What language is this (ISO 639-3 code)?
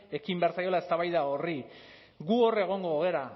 eus